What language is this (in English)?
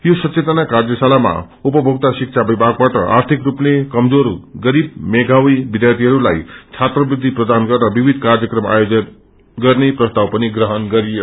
Nepali